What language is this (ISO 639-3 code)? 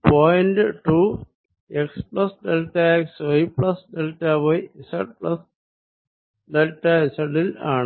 mal